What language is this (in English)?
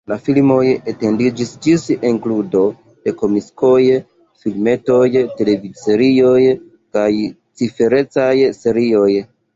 Esperanto